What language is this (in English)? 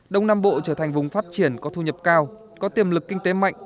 Vietnamese